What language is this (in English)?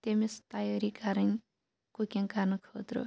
Kashmiri